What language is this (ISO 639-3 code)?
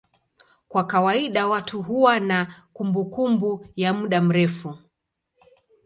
swa